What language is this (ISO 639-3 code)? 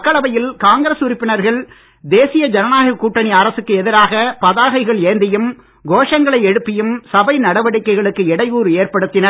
tam